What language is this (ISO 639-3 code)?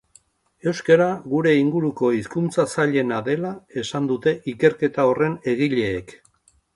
eus